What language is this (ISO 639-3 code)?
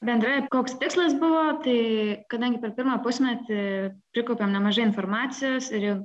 lit